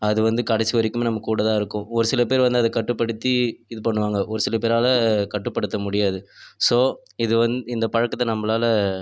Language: Tamil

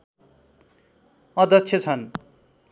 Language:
Nepali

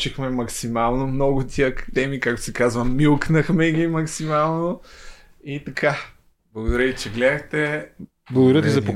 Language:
Bulgarian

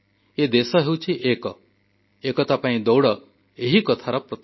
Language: Odia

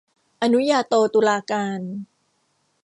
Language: Thai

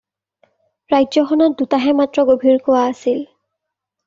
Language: Assamese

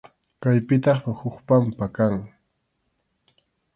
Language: Arequipa-La Unión Quechua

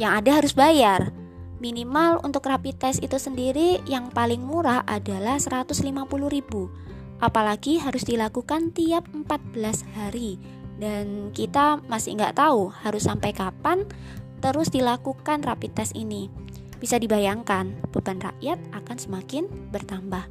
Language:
Indonesian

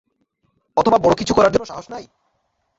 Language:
Bangla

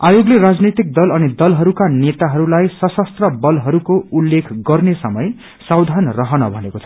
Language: Nepali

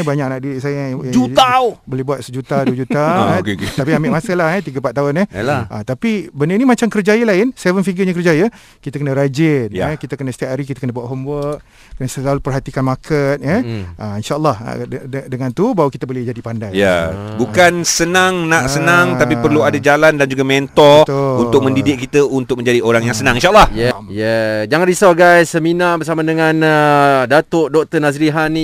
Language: Malay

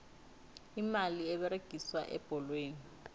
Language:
South Ndebele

